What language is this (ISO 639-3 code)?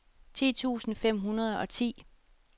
dan